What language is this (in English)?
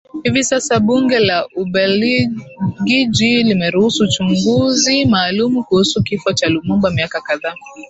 Swahili